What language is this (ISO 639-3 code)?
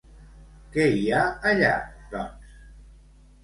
cat